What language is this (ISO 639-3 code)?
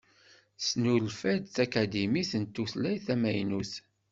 kab